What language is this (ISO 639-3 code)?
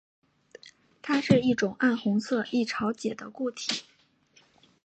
zho